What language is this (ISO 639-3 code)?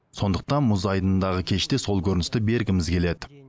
kaz